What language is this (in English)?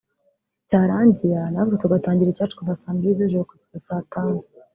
Kinyarwanda